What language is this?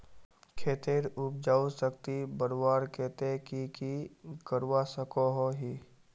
Magahi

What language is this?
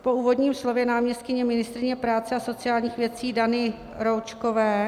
Czech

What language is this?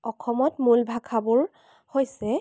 Assamese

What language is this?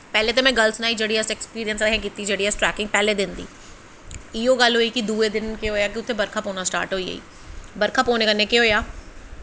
Dogri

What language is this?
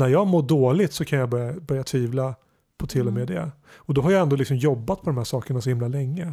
Swedish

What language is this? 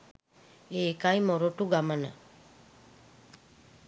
Sinhala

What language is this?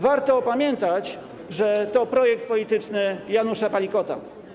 Polish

